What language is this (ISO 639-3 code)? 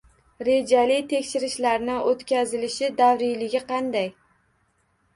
uzb